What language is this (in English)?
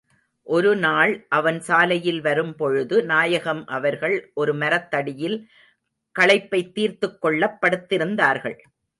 Tamil